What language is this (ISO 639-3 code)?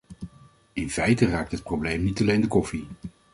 nld